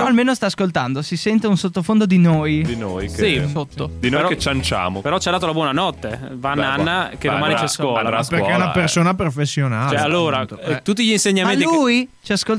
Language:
Italian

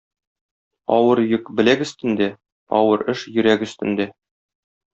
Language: Tatar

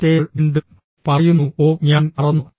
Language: Malayalam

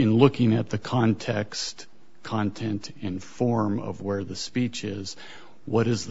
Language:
English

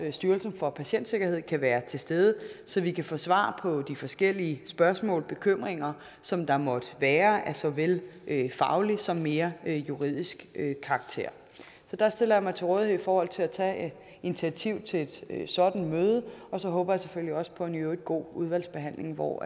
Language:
Danish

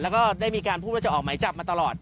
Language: Thai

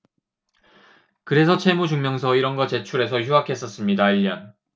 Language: Korean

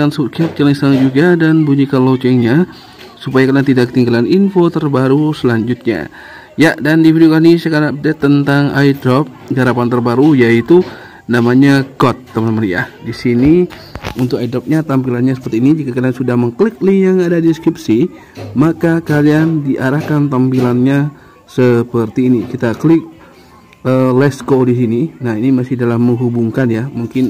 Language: Indonesian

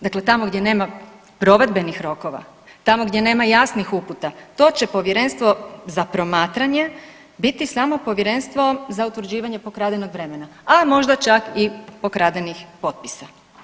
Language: Croatian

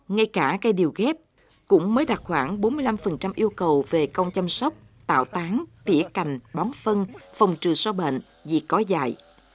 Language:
Vietnamese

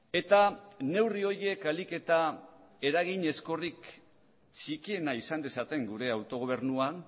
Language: Basque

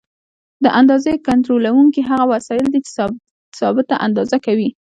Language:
Pashto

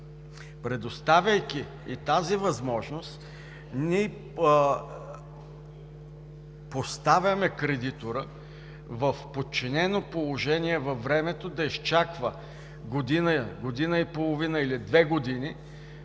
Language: Bulgarian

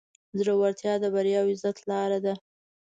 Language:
Pashto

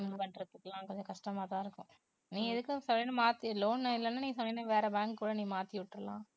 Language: Tamil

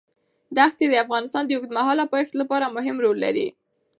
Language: Pashto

